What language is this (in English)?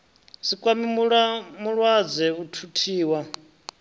Venda